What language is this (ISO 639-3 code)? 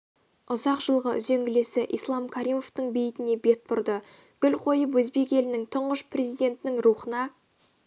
kaz